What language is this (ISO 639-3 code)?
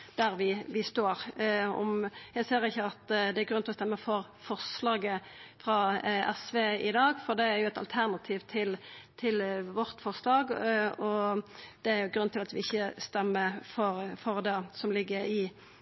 nno